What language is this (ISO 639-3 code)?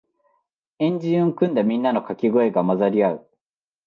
jpn